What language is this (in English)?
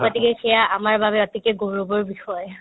Assamese